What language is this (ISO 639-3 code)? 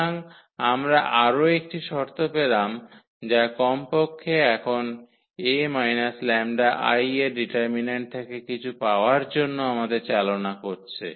ben